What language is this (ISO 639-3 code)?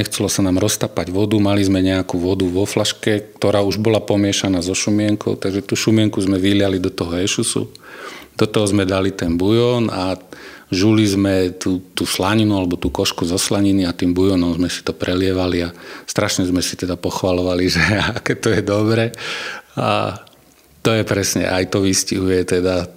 slk